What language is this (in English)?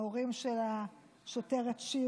Hebrew